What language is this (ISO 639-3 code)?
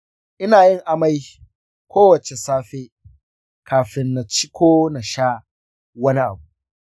hau